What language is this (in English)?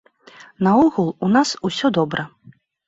Belarusian